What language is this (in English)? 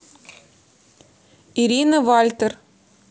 Russian